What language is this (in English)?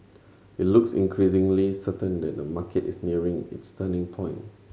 English